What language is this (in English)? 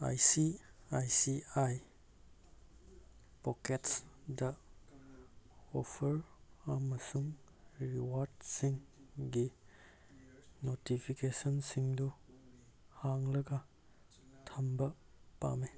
Manipuri